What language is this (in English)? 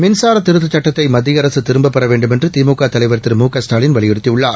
Tamil